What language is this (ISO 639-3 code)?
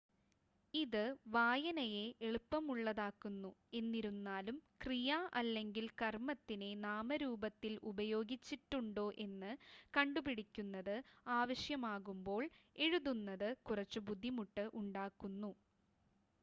mal